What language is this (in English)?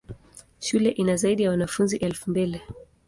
Swahili